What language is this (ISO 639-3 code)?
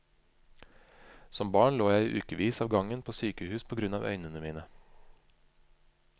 nor